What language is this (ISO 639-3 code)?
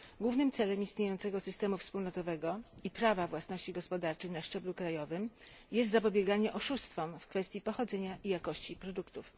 pol